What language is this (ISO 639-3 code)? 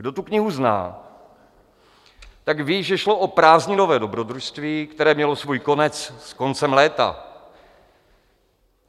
ces